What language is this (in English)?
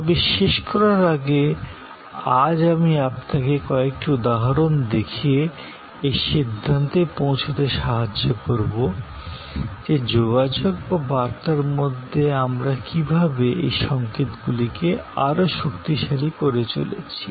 Bangla